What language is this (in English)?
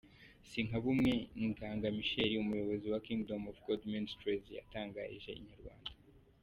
Kinyarwanda